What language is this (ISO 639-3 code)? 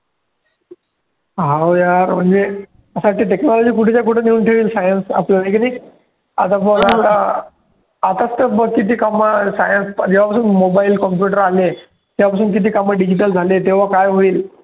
mar